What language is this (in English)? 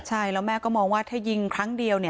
Thai